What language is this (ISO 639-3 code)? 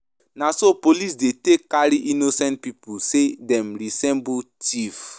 pcm